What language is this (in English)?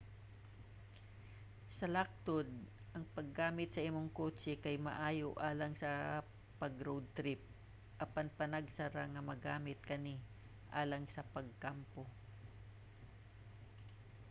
Cebuano